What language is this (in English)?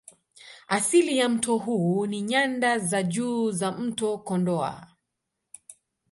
Swahili